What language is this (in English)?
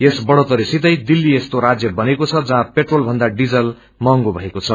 Nepali